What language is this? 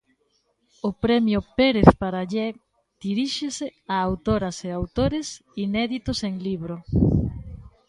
Galician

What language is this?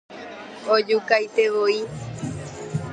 Guarani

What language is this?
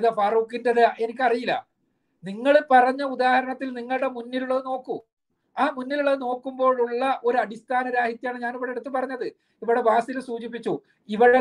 Malayalam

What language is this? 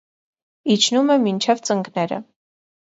Armenian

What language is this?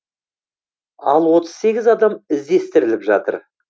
Kazakh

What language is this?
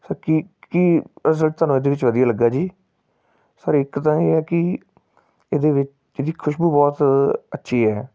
Punjabi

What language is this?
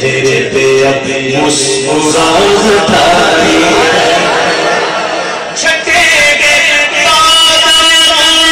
Greek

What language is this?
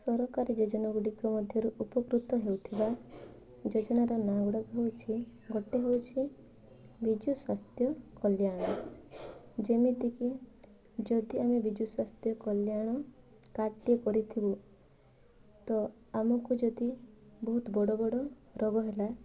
Odia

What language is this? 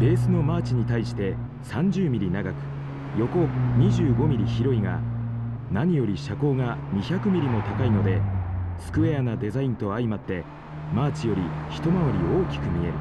Japanese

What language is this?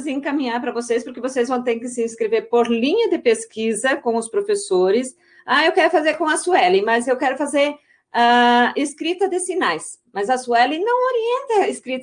Portuguese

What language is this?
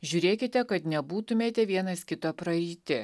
Lithuanian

